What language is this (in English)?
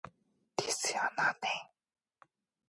Korean